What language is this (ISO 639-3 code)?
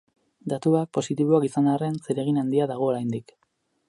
eus